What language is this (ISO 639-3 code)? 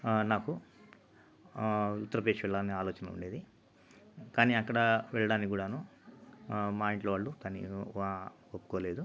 tel